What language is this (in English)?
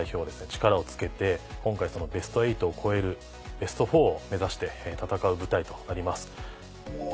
Japanese